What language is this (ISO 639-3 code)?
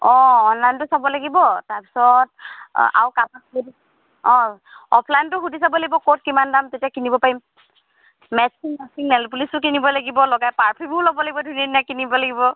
asm